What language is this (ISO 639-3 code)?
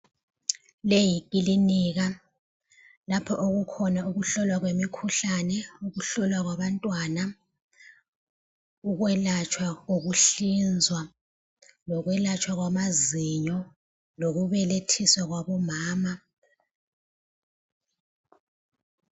nde